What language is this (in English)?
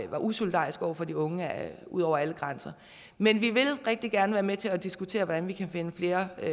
Danish